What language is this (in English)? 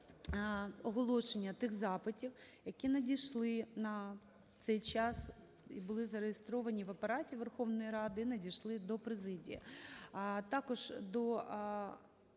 Ukrainian